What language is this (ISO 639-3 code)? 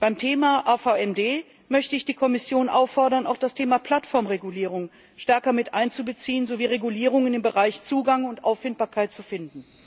deu